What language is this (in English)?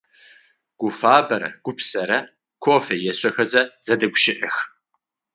Adyghe